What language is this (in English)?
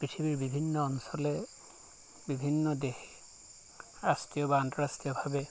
Assamese